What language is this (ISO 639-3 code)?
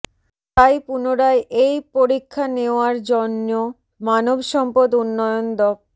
ben